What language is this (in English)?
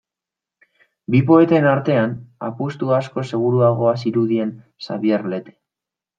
Basque